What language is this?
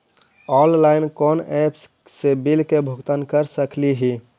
Magahi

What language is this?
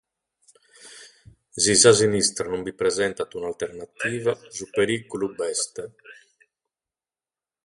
Sardinian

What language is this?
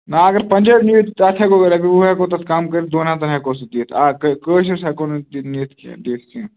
Kashmiri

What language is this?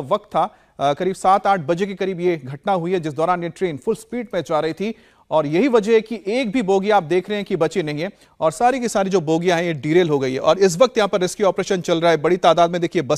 Hindi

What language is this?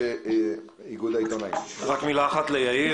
Hebrew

